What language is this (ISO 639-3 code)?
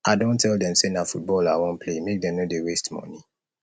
pcm